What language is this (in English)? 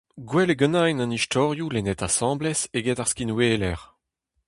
Breton